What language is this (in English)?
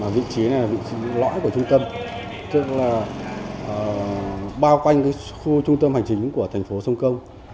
Vietnamese